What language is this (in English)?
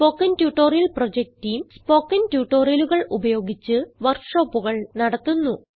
Malayalam